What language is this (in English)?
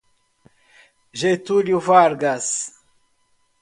Portuguese